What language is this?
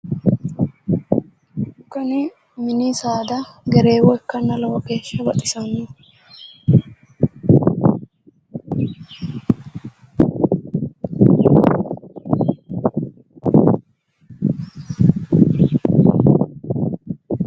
Sidamo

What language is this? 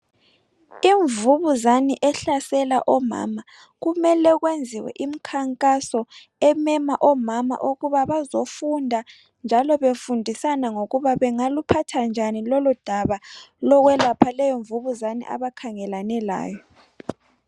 North Ndebele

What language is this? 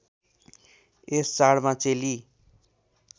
Nepali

